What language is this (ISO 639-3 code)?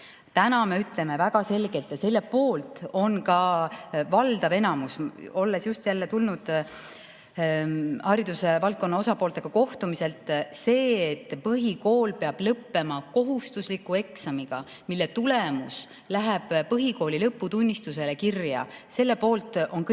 est